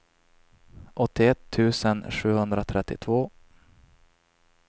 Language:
Swedish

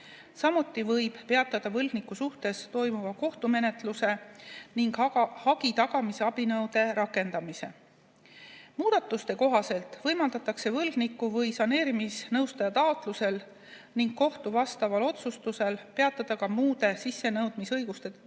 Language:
Estonian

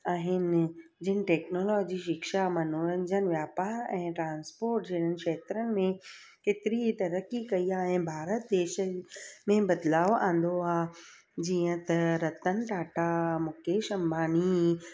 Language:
Sindhi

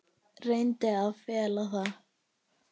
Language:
Icelandic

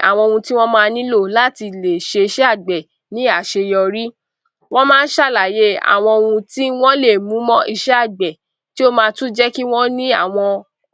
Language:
Yoruba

